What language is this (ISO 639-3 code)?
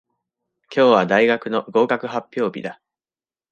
jpn